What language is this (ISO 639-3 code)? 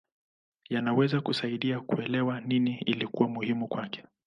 swa